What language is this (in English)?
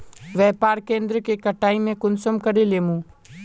Magahi